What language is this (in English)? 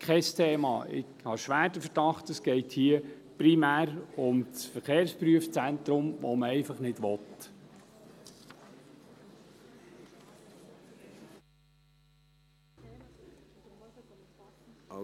Swiss German